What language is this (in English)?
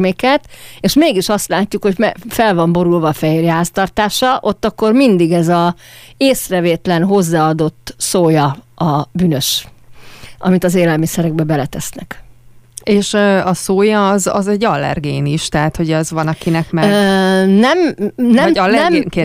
Hungarian